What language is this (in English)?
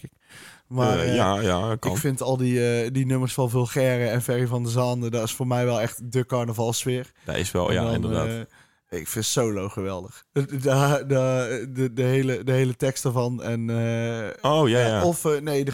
Dutch